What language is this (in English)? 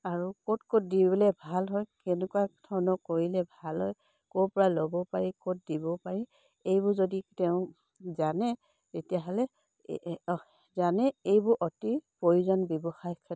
Assamese